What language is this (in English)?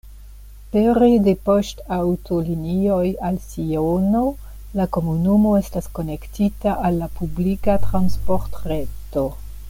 Esperanto